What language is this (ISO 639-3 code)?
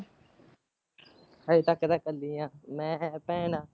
pan